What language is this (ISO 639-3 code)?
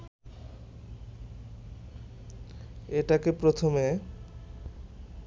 ben